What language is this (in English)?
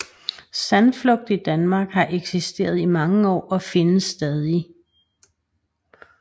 Danish